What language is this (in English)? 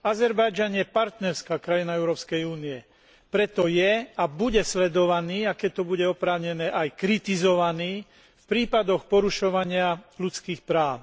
Slovak